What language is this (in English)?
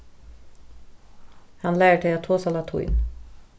Faroese